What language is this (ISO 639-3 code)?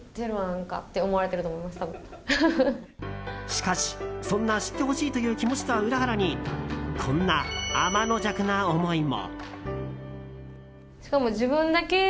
jpn